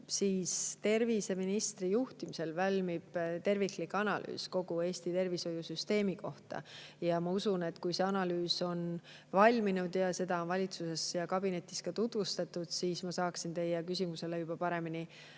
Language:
Estonian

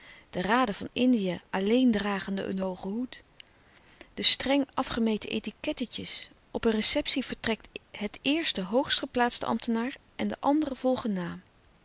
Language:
Dutch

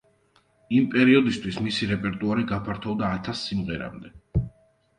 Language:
Georgian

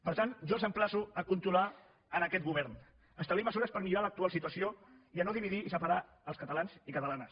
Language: Catalan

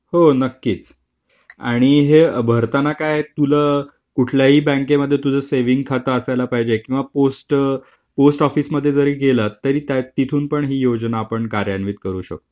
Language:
Marathi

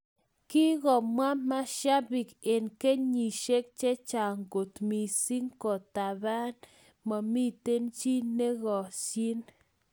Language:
Kalenjin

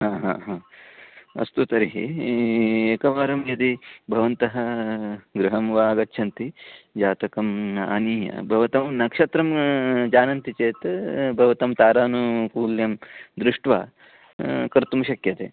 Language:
Sanskrit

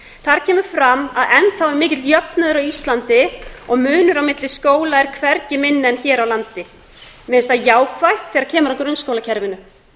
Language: Icelandic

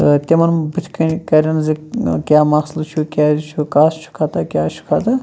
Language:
Kashmiri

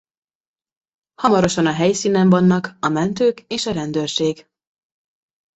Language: Hungarian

